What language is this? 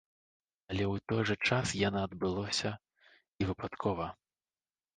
Belarusian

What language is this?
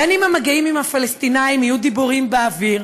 Hebrew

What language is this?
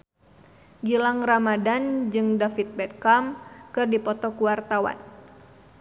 Sundanese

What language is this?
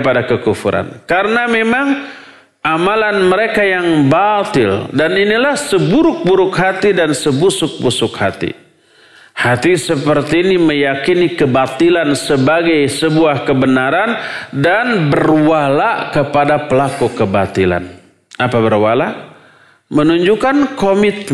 Indonesian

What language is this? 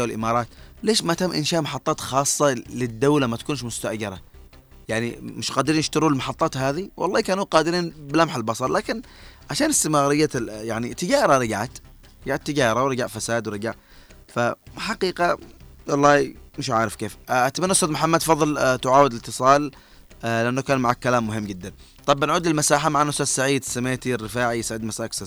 Arabic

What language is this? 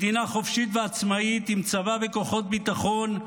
Hebrew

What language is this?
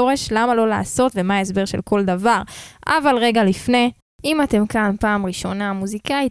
Hebrew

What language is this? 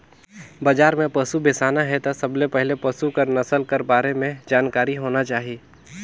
Chhattisgarhi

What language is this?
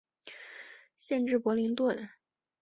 Chinese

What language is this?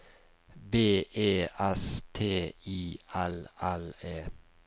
Norwegian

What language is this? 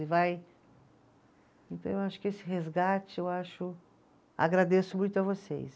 Portuguese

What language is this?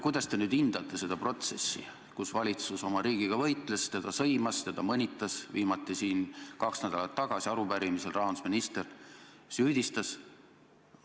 Estonian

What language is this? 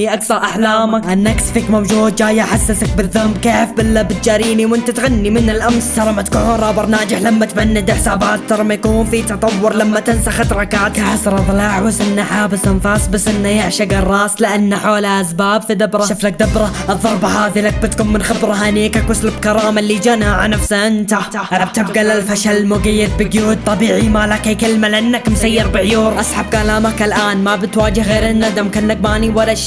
Arabic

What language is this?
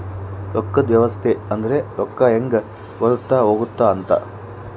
Kannada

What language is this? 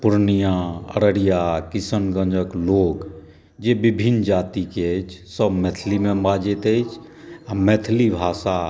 Maithili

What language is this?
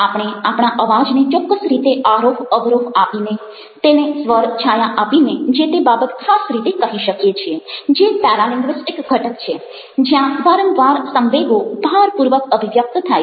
Gujarati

